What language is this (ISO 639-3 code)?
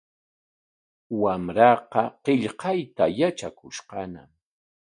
qwa